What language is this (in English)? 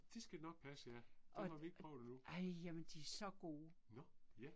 Danish